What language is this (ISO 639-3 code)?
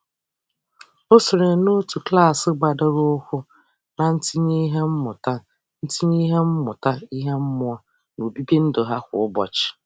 ibo